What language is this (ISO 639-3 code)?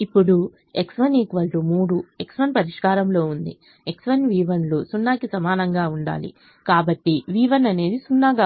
tel